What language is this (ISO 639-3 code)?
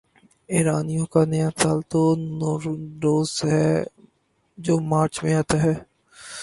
urd